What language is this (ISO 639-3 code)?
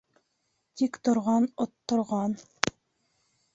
bak